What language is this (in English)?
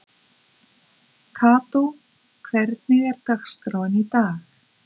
Icelandic